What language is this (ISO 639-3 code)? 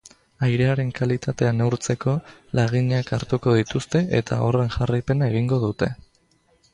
eus